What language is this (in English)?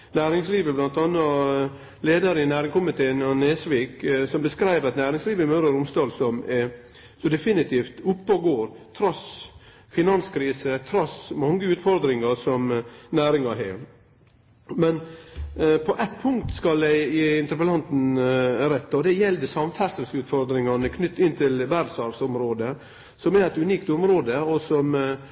Norwegian Nynorsk